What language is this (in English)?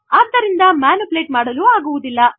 Kannada